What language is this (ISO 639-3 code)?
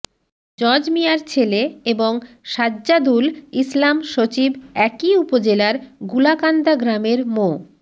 ben